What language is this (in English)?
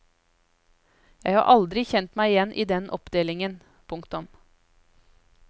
Norwegian